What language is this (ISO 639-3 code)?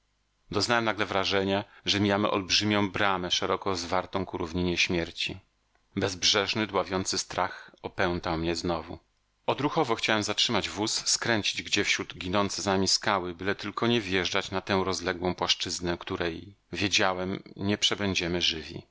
pol